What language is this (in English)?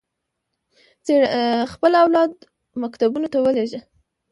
Pashto